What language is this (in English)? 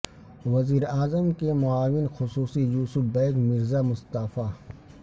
Urdu